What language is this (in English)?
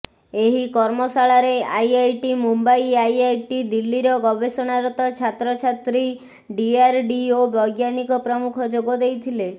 Odia